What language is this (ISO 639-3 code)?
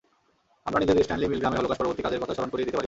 ben